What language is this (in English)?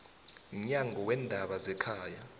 South Ndebele